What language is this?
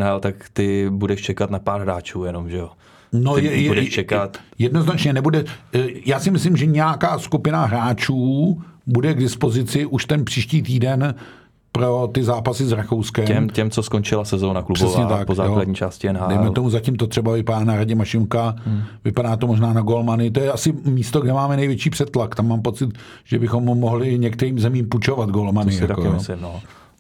Czech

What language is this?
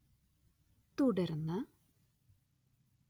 Malayalam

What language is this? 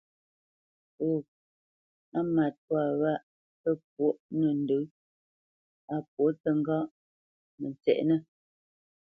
Bamenyam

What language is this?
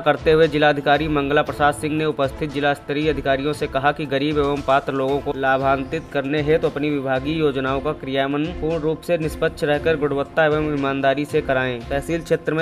Hindi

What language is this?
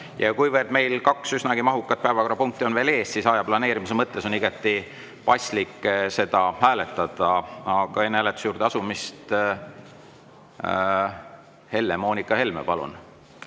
Estonian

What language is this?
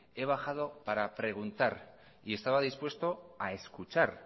Spanish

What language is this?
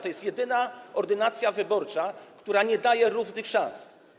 Polish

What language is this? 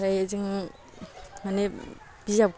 Bodo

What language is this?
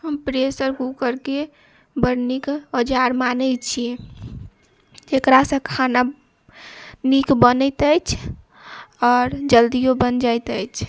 Maithili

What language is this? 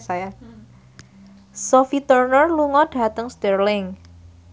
Javanese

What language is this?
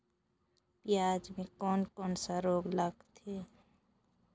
Chhattisgarhi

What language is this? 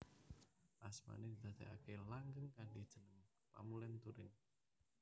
Javanese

